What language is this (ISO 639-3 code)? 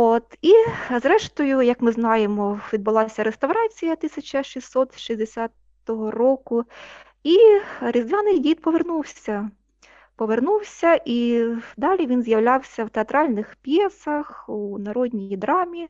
ukr